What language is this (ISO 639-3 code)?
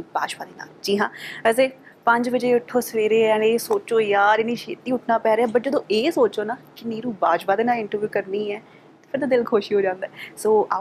pan